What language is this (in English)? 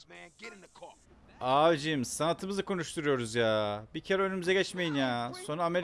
Turkish